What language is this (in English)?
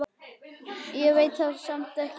Icelandic